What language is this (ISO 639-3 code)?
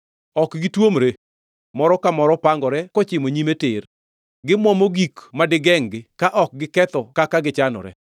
luo